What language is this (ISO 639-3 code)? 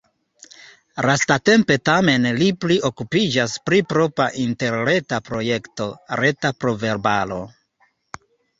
epo